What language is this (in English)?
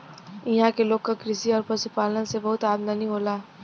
Bhojpuri